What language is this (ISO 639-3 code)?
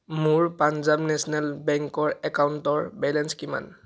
asm